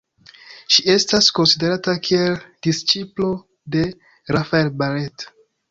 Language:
Esperanto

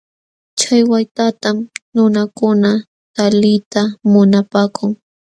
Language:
Jauja Wanca Quechua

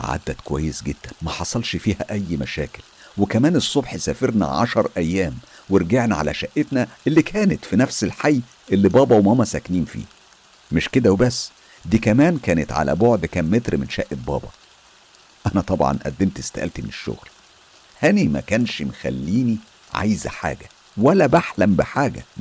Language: Arabic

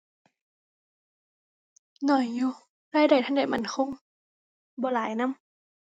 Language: Thai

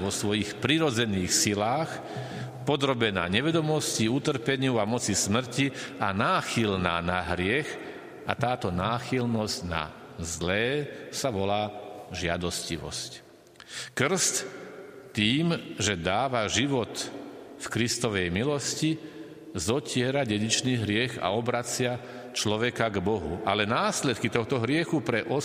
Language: Slovak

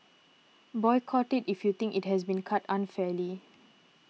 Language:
English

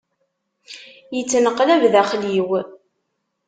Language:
Kabyle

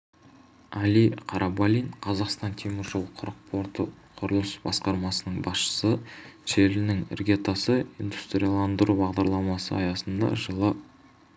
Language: Kazakh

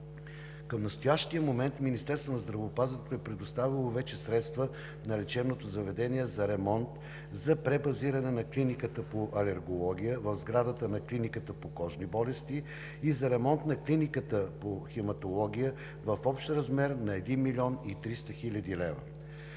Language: Bulgarian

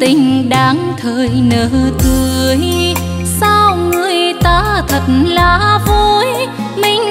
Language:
Vietnamese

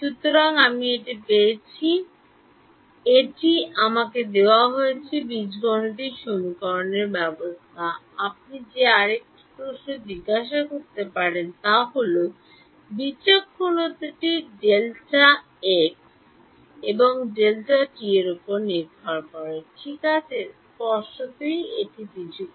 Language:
Bangla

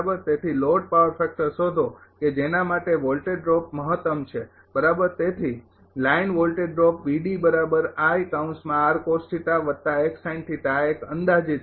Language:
Gujarati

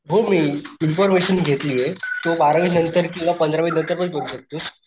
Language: Marathi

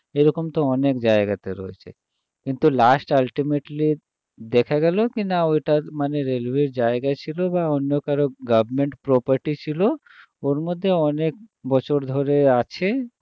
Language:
Bangla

